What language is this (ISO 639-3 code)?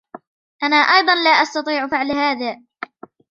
ara